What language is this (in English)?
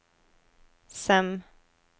Norwegian